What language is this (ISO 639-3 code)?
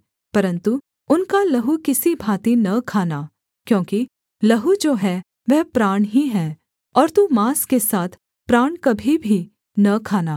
hin